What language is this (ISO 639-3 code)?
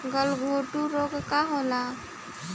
bho